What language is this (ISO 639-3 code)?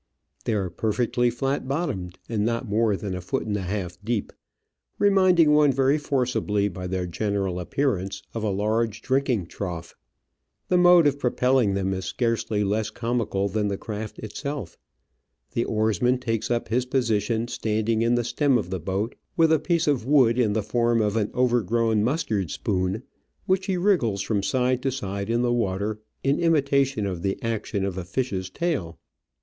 eng